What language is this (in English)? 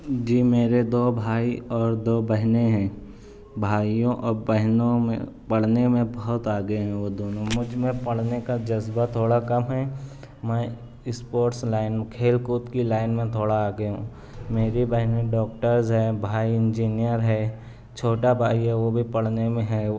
Urdu